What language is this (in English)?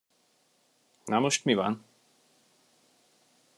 Hungarian